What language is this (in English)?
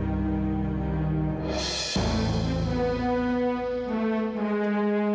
Indonesian